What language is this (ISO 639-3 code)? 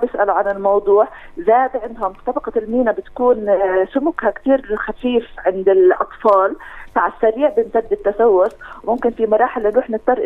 ara